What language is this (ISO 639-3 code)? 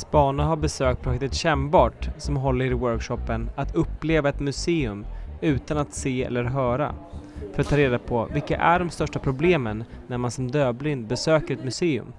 swe